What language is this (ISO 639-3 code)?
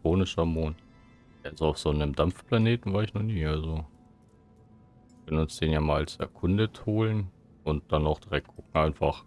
deu